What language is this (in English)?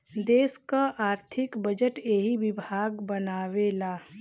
Bhojpuri